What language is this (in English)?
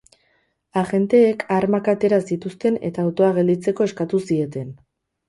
Basque